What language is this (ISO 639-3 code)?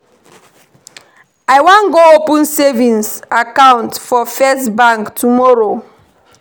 pcm